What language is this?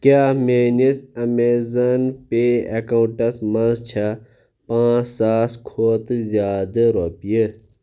Kashmiri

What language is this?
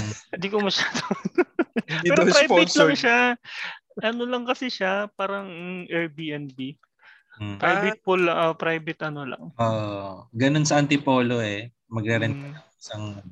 Filipino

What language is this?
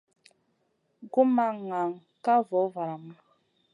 Masana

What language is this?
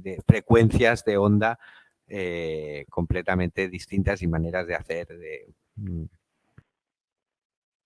Spanish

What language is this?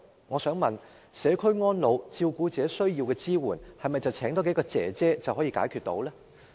Cantonese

